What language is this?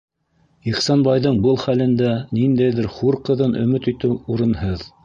Bashkir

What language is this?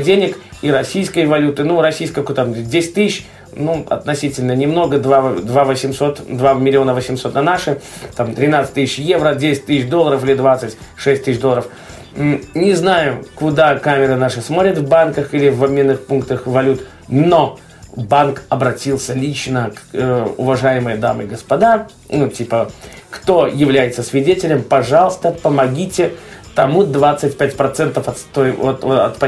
Russian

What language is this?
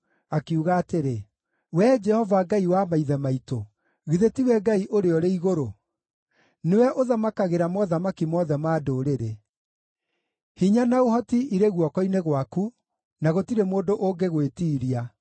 Kikuyu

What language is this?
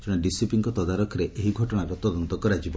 Odia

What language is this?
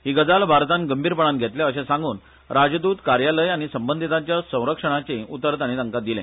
Konkani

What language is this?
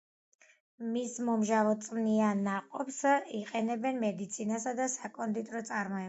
Georgian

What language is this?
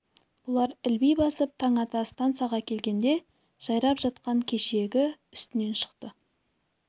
Kazakh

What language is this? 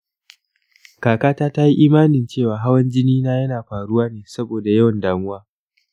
Hausa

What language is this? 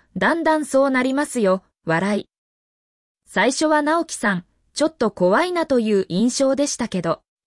Japanese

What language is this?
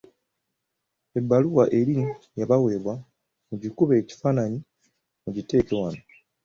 Ganda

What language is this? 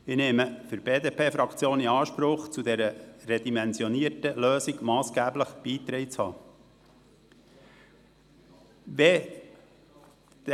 Swiss German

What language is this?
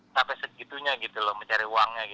Indonesian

